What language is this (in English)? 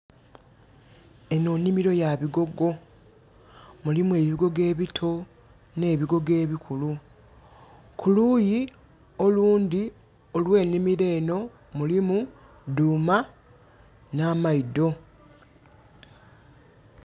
Soga